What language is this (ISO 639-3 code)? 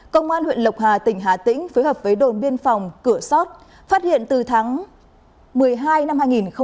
vie